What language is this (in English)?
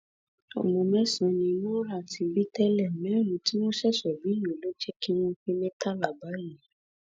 Yoruba